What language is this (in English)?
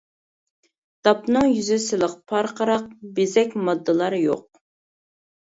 Uyghur